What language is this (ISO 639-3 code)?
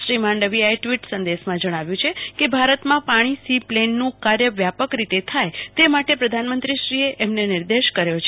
guj